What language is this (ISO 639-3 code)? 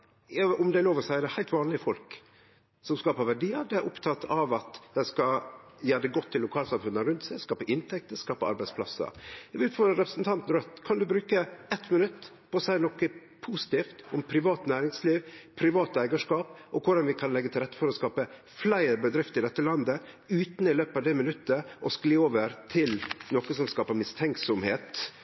nno